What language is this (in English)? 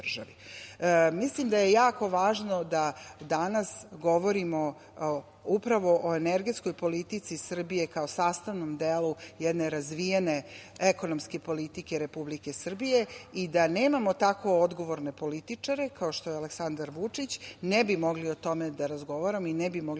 Serbian